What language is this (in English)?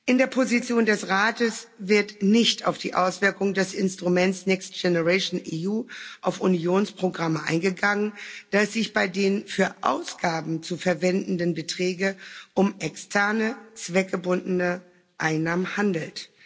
German